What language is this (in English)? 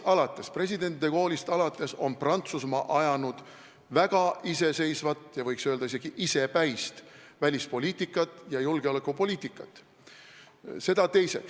Estonian